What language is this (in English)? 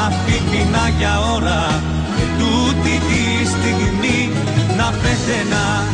Greek